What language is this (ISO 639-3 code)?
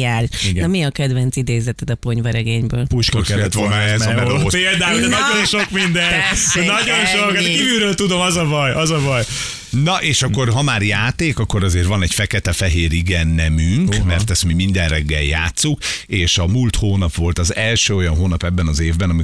hun